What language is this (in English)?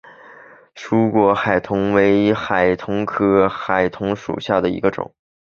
Chinese